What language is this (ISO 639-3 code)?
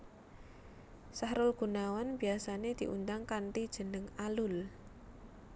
jav